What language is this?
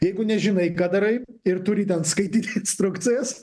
Lithuanian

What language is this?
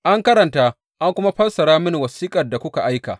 Hausa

